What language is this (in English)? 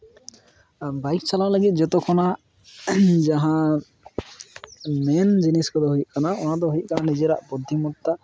Santali